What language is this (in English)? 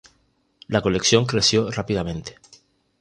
Spanish